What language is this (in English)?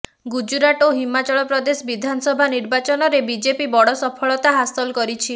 Odia